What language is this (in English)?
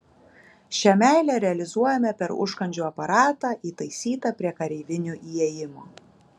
Lithuanian